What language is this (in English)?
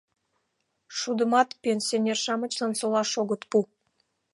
Mari